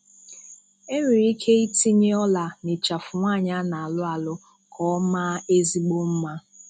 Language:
Igbo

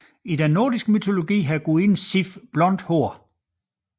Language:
Danish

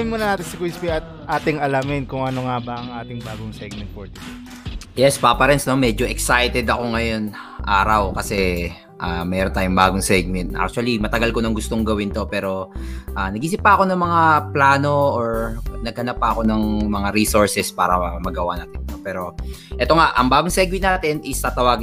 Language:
Filipino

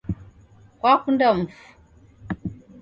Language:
Taita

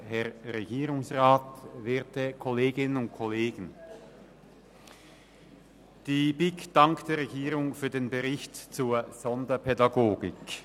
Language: Swiss German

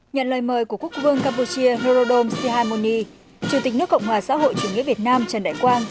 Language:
Vietnamese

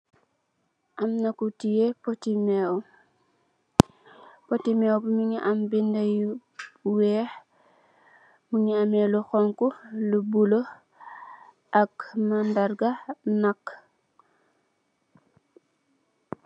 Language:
Wolof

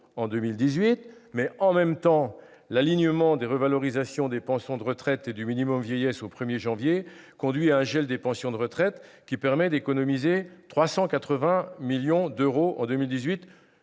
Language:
French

